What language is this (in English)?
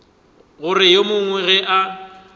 Northern Sotho